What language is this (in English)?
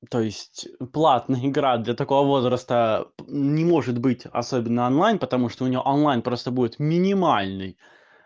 Russian